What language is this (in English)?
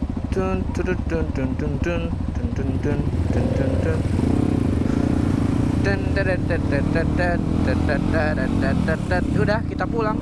Indonesian